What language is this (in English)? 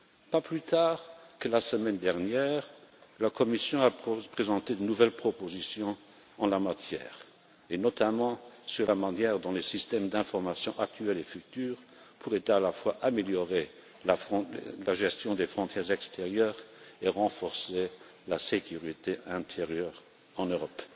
French